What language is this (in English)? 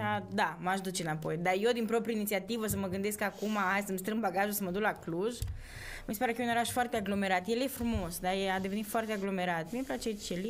Romanian